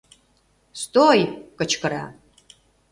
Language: Mari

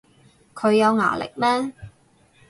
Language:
Cantonese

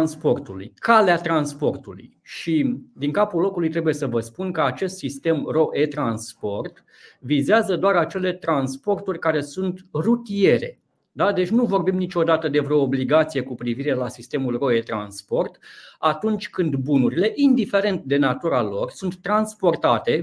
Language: Romanian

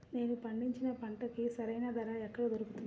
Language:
Telugu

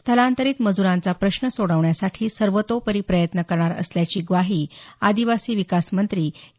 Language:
Marathi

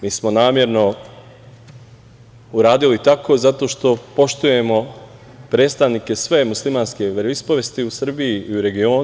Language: Serbian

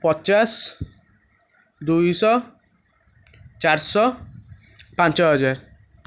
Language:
Odia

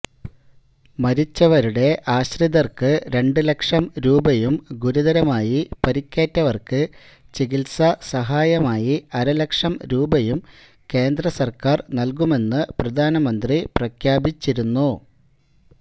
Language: Malayalam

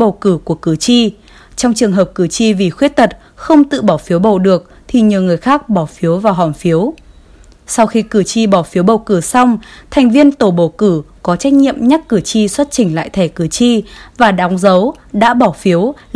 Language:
Vietnamese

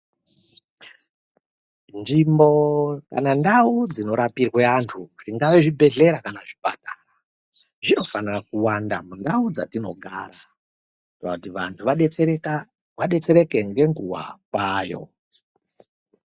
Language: Ndau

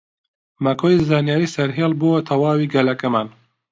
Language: Central Kurdish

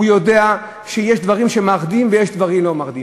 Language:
Hebrew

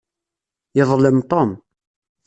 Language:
Kabyle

